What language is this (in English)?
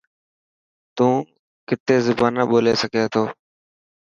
Dhatki